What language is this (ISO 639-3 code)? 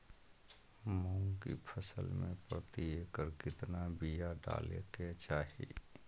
mag